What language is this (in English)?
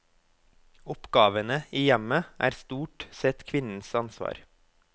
Norwegian